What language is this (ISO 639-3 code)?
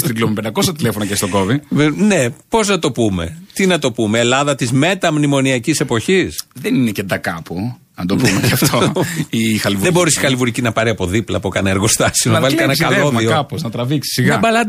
ell